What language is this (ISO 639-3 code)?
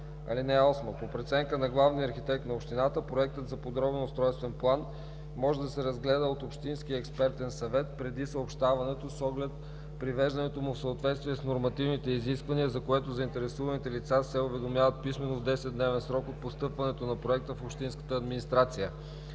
bul